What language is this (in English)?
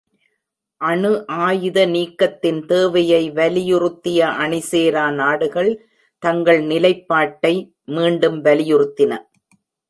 Tamil